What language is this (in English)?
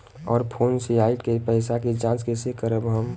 Bhojpuri